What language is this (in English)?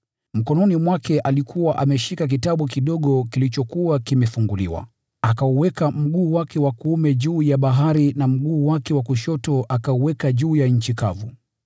Swahili